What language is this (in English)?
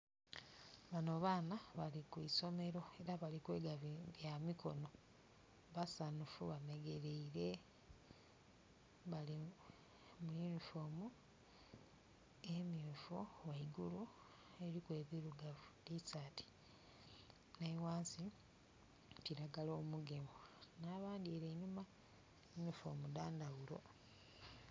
Soga